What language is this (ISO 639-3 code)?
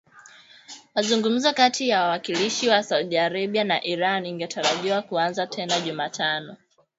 swa